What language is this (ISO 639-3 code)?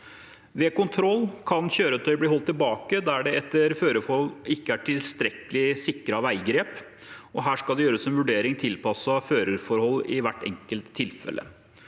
nor